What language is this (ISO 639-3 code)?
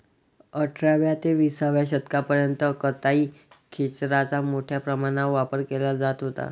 mar